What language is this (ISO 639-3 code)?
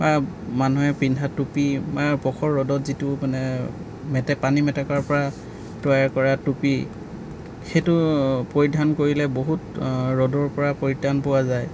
asm